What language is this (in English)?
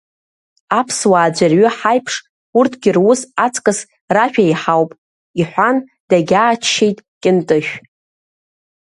Abkhazian